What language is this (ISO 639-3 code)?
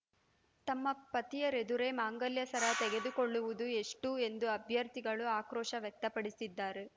kan